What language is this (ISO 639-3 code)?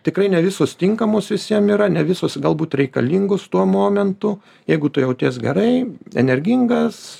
lit